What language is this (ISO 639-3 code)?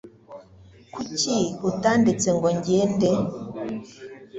kin